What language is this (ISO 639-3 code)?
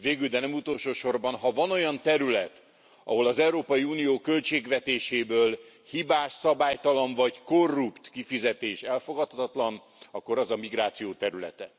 hun